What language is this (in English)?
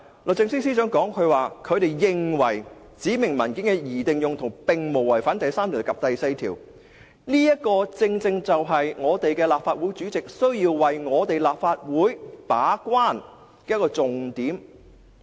Cantonese